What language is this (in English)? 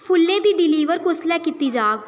Dogri